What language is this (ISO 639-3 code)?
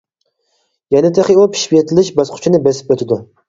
uig